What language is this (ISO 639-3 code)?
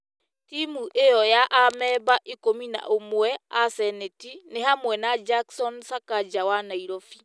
kik